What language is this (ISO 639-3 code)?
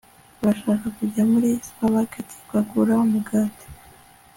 kin